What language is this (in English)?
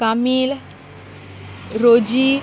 Konkani